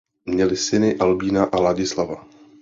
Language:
Czech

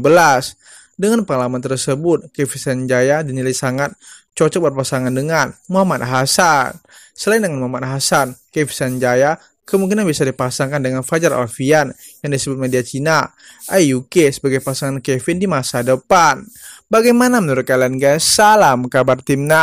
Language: Indonesian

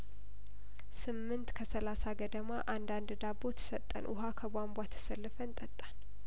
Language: Amharic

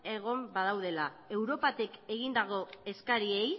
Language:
Basque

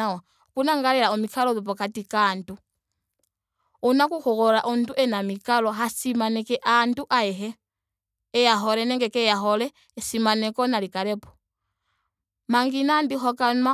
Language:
Ndonga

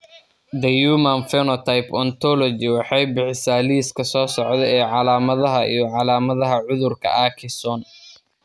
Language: Somali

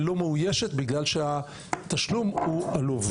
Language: Hebrew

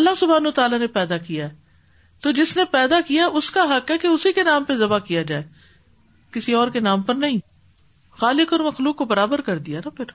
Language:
Urdu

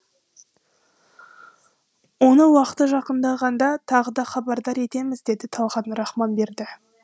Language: Kazakh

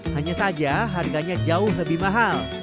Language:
Indonesian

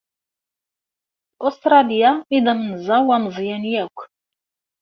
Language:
Kabyle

